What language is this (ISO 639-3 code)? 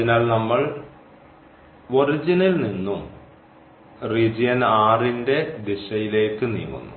mal